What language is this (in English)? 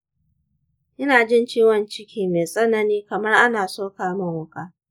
Hausa